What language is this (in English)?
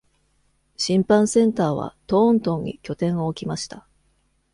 Japanese